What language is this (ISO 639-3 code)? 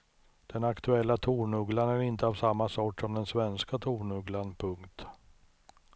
swe